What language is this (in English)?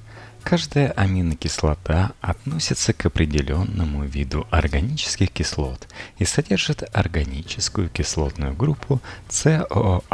Russian